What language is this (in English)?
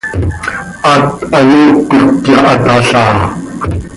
Seri